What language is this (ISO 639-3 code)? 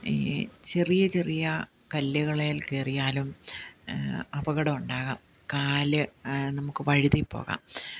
mal